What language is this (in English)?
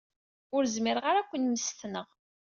Kabyle